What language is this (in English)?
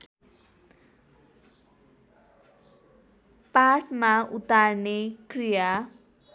Nepali